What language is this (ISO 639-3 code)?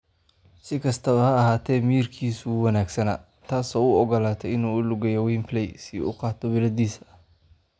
som